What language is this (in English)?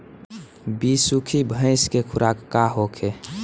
Bhojpuri